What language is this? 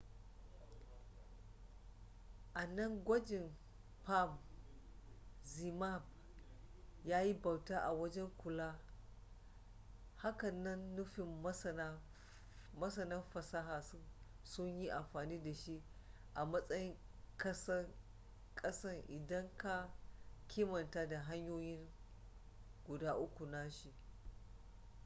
Hausa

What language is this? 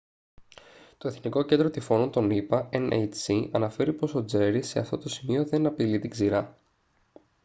Greek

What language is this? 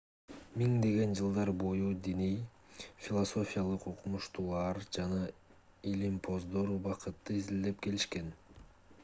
Kyrgyz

